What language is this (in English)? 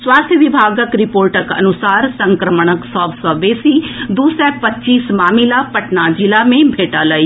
Maithili